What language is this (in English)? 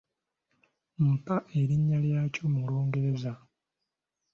Ganda